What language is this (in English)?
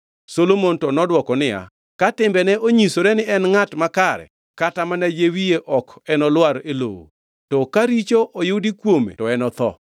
Luo (Kenya and Tanzania)